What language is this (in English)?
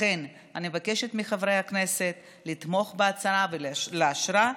Hebrew